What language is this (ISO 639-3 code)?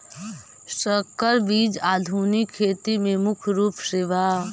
mag